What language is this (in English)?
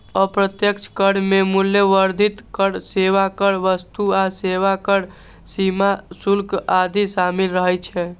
Maithili